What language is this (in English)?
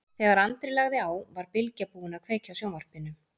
Icelandic